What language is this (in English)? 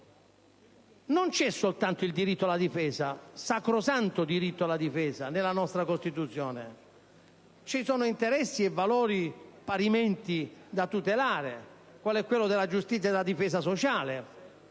Italian